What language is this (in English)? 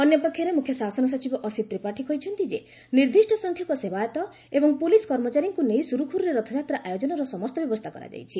Odia